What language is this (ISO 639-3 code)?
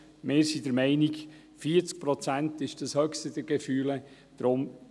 gsw